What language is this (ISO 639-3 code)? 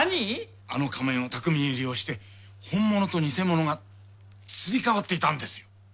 jpn